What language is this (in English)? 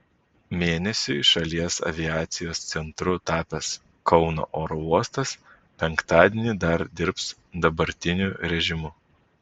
Lithuanian